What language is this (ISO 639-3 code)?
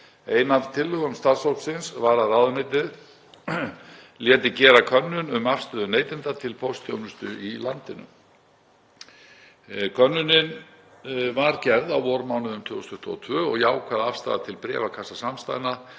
isl